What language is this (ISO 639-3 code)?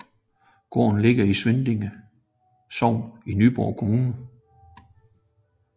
dan